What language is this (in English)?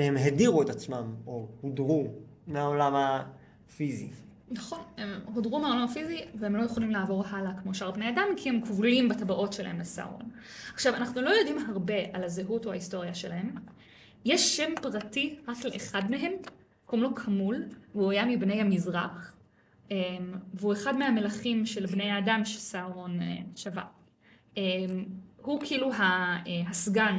Hebrew